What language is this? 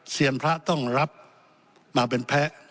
Thai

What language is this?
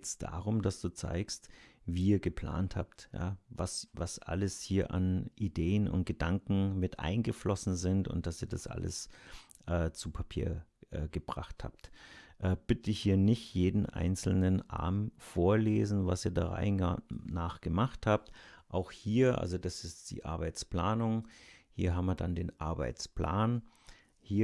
German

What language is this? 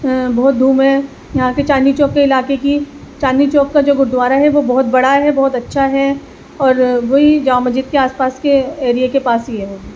Urdu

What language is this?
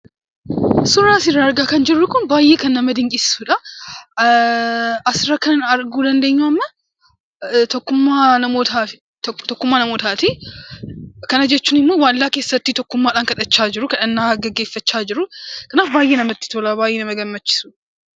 Oromo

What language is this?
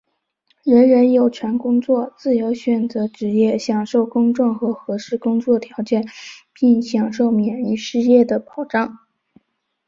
Chinese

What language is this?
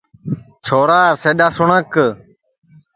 Sansi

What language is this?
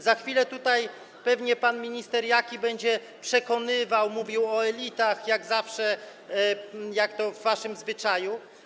Polish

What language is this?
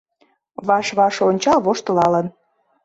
Mari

